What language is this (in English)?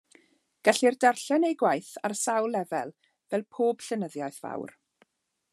Welsh